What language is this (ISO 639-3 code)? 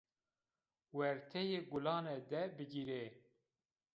zza